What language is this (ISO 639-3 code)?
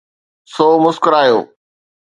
snd